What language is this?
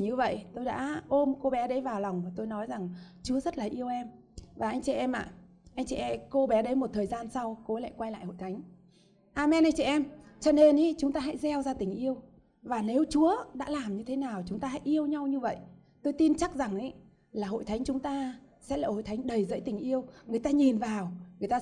Vietnamese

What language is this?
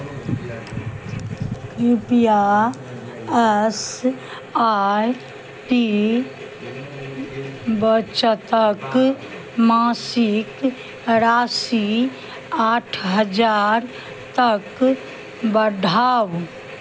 Maithili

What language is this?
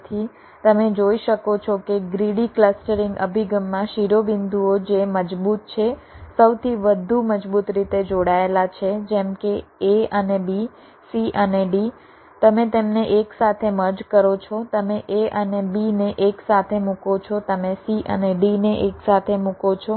Gujarati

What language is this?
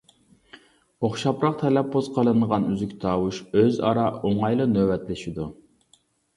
Uyghur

